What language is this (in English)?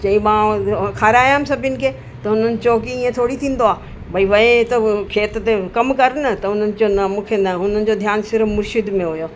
Sindhi